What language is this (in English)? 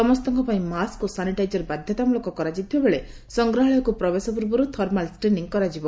Odia